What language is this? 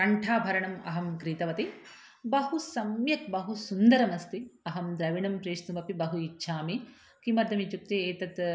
Sanskrit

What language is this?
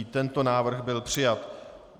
Czech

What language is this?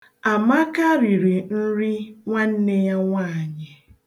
Igbo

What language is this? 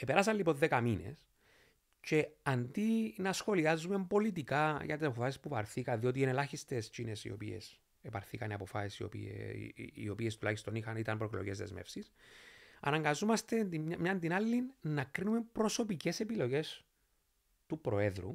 Greek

